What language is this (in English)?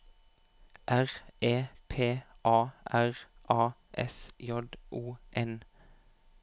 Norwegian